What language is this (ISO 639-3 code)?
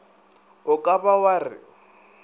nso